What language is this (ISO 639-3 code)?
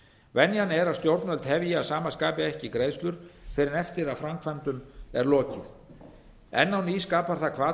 isl